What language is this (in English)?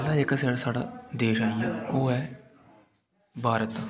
Dogri